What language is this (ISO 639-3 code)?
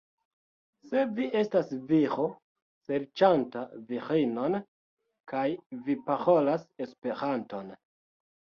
epo